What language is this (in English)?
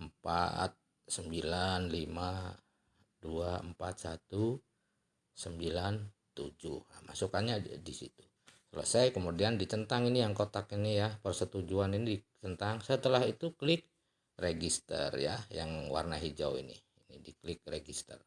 Indonesian